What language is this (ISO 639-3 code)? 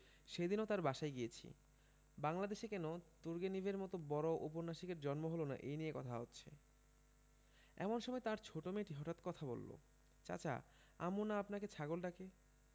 ben